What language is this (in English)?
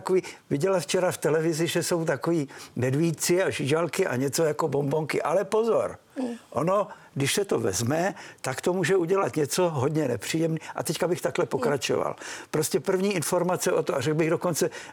Czech